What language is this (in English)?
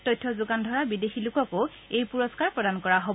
Assamese